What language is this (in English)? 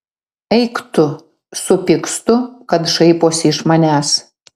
Lithuanian